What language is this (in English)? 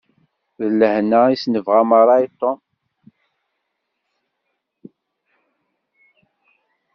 Kabyle